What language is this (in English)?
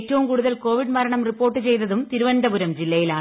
Malayalam